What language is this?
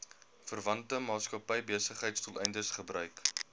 Afrikaans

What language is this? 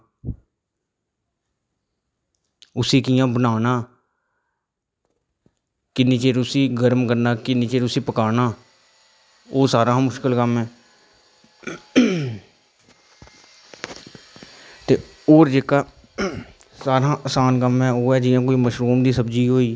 Dogri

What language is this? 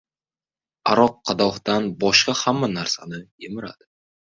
Uzbek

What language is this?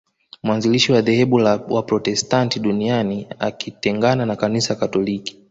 Swahili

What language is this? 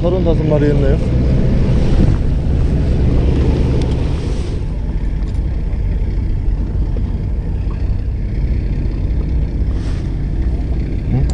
Korean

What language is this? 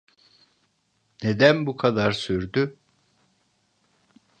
Turkish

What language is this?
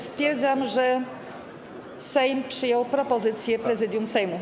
Polish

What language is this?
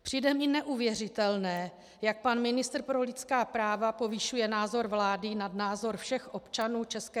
Czech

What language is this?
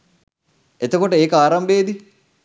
Sinhala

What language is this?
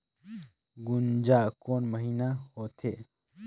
Chhattisgarhi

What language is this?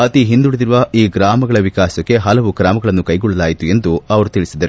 Kannada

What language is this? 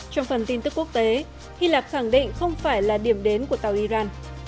Vietnamese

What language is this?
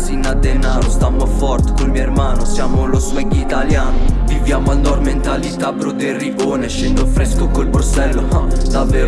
Italian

